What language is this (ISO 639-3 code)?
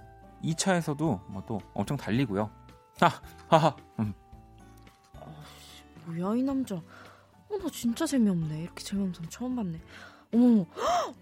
kor